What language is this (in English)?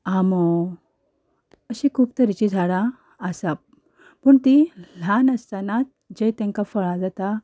Konkani